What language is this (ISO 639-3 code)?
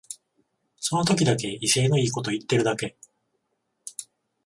jpn